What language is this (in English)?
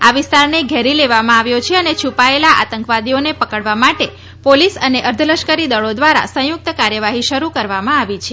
Gujarati